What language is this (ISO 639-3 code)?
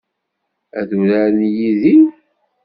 kab